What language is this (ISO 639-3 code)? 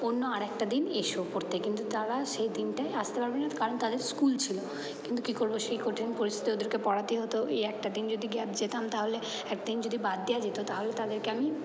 ben